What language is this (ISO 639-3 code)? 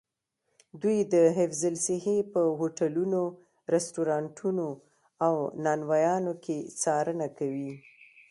pus